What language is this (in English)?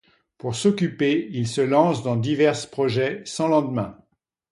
French